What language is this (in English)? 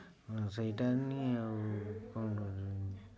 Odia